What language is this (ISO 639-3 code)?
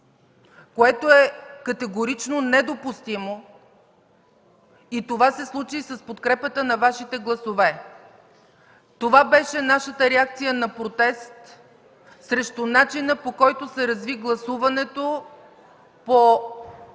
bul